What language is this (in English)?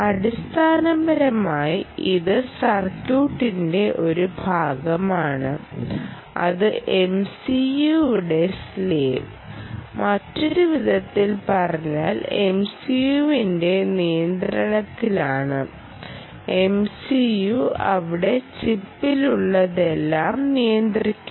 Malayalam